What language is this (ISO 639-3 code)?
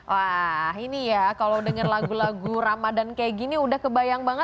ind